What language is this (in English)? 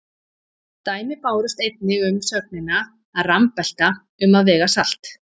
Icelandic